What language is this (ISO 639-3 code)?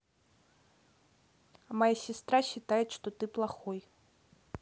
rus